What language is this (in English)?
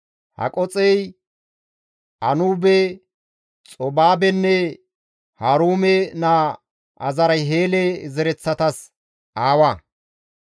Gamo